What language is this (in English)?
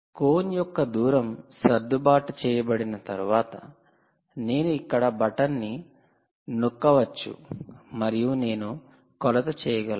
Telugu